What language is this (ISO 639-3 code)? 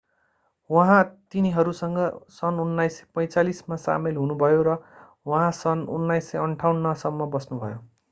nep